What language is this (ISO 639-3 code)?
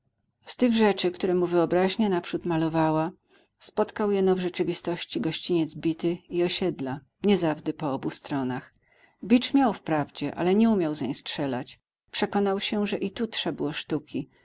pol